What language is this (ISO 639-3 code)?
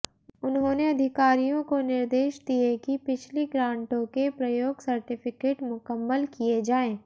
hin